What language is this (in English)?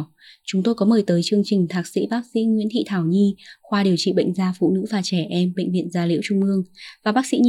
Vietnamese